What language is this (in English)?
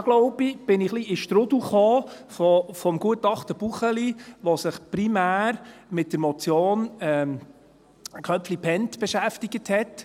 Swiss German